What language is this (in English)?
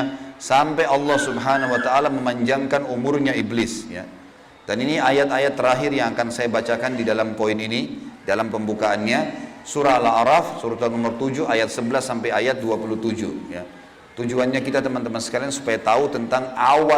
Indonesian